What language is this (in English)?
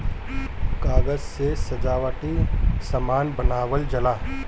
Bhojpuri